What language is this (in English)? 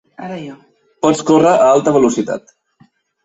Catalan